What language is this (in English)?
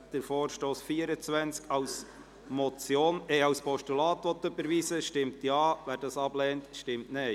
Swiss German